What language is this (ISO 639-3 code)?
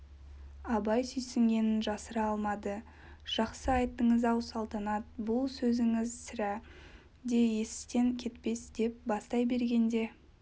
kaz